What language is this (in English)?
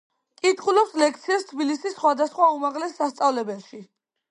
Georgian